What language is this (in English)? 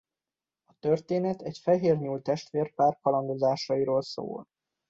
Hungarian